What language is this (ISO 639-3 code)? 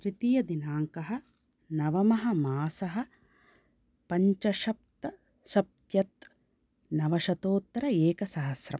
san